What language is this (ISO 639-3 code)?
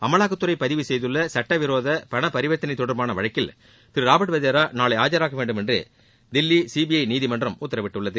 tam